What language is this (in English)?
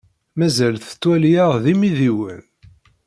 Kabyle